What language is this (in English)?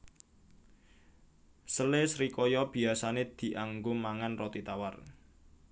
Javanese